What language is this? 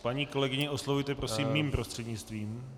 Czech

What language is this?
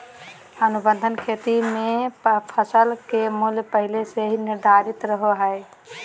Magahi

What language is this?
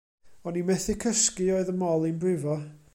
Welsh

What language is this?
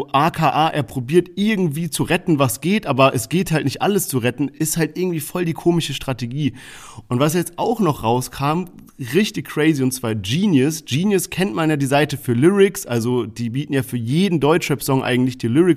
German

